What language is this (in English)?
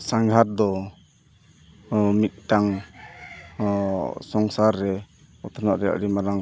Santali